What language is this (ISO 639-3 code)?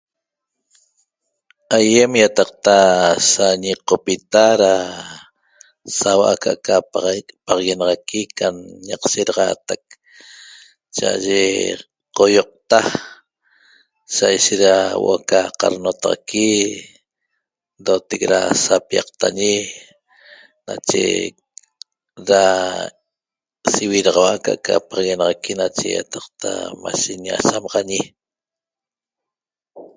tob